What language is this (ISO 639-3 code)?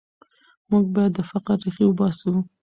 pus